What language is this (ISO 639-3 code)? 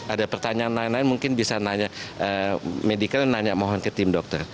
ind